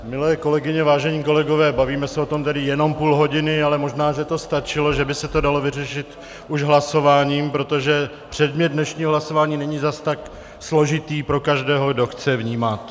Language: Czech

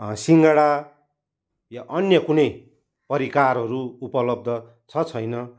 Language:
Nepali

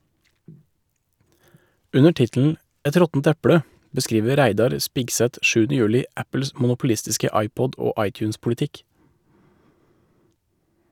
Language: Norwegian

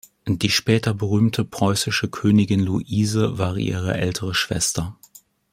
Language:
German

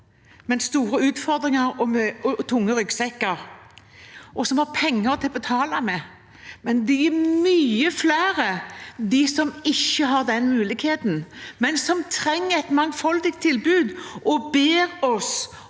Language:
Norwegian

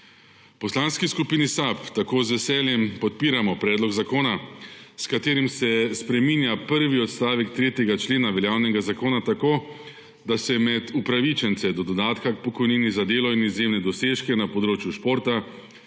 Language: Slovenian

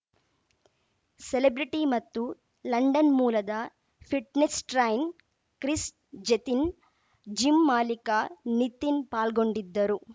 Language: Kannada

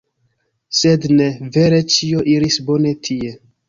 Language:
Esperanto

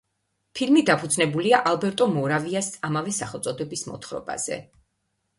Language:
Georgian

